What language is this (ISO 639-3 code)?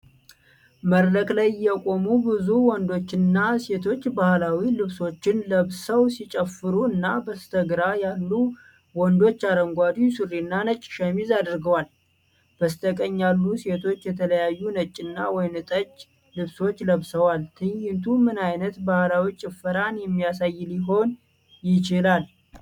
amh